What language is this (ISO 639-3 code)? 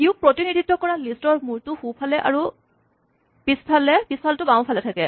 asm